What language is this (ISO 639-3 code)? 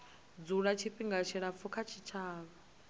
ven